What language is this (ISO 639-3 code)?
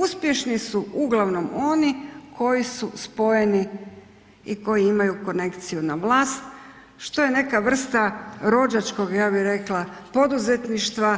hrv